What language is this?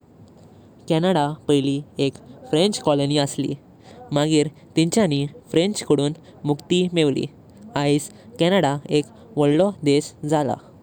Konkani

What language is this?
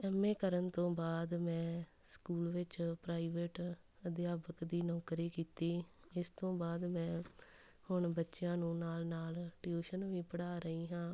Punjabi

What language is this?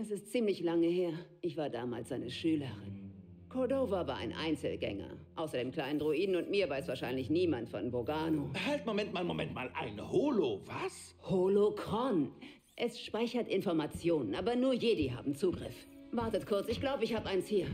German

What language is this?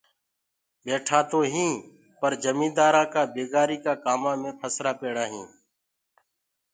Gurgula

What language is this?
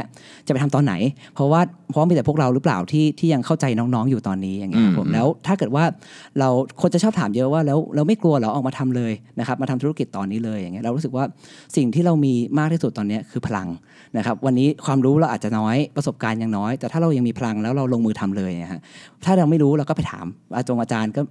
Thai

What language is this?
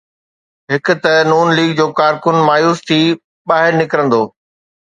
Sindhi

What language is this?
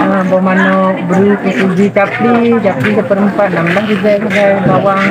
Malay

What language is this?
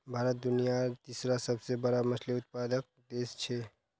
Magahi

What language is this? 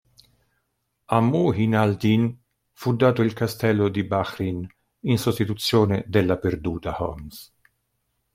Italian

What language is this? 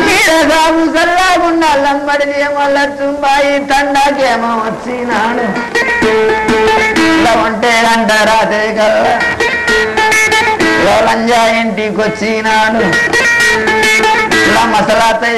Turkish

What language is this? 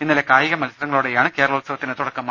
Malayalam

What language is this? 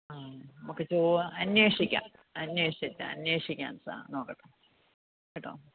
Malayalam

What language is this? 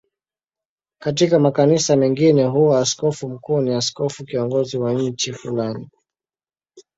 Swahili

